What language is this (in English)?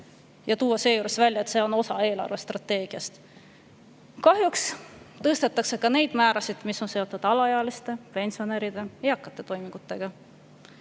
Estonian